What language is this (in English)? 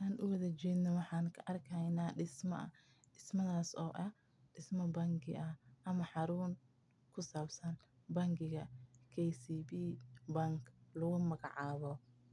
Somali